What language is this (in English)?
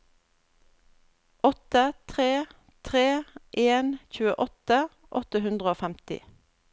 Norwegian